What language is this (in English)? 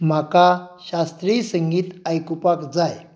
Konkani